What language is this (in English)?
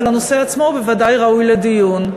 Hebrew